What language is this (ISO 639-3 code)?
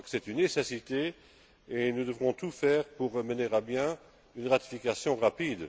fra